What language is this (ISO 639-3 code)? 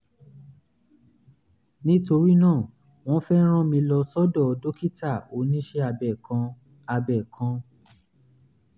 yor